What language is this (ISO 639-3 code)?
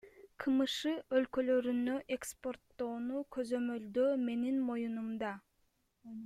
kir